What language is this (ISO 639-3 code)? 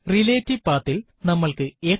mal